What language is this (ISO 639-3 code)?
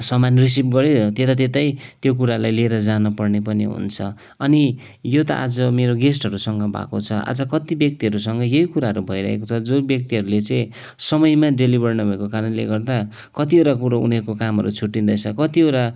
nep